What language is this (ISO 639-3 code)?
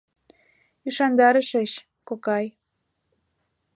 chm